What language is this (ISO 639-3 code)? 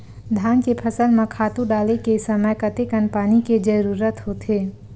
hne